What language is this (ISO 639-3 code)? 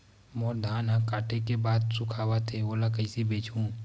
hne